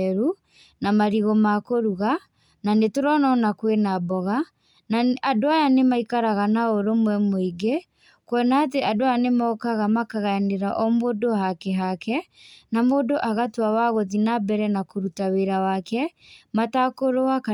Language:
Kikuyu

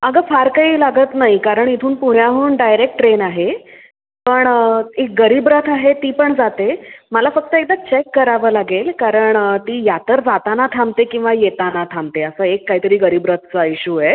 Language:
Marathi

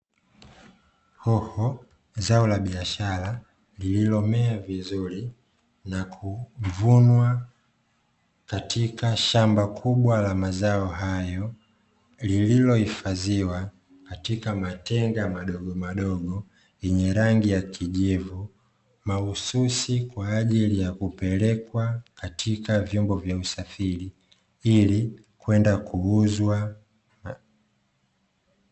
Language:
Swahili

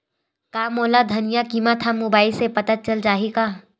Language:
Chhattisgarhi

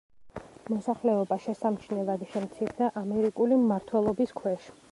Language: Georgian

